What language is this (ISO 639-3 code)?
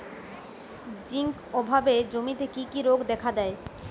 ben